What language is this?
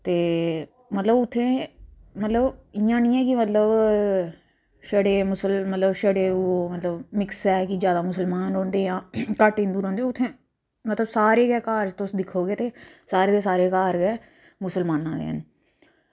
Dogri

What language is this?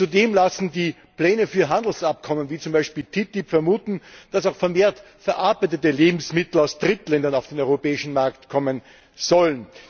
German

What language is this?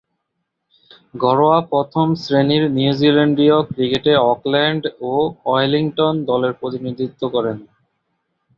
Bangla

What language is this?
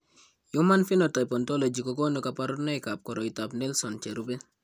Kalenjin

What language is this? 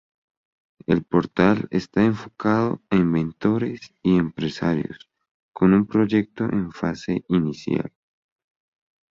Spanish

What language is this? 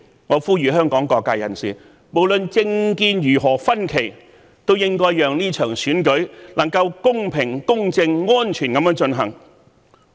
Cantonese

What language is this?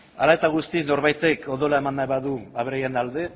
Basque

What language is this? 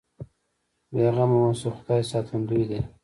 Pashto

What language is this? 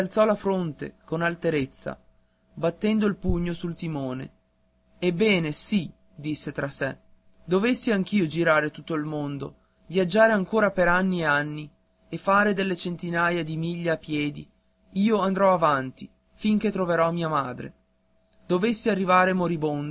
Italian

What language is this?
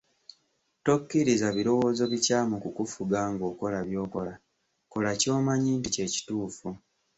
Ganda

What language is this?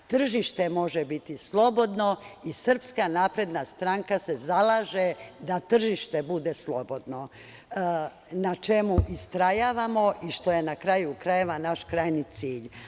Serbian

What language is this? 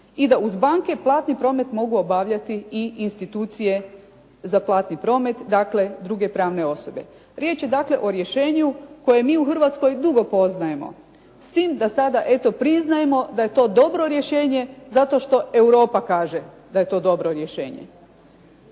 Croatian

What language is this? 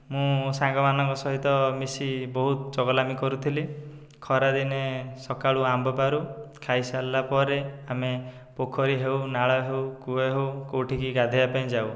Odia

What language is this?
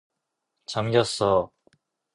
Korean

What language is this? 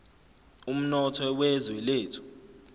Zulu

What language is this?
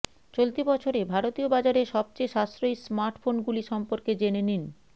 Bangla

